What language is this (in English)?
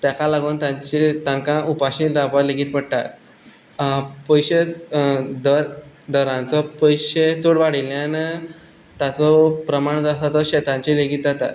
Konkani